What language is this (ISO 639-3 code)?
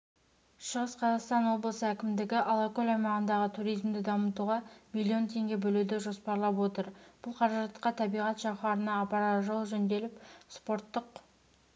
kaz